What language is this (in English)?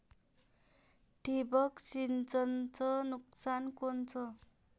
Marathi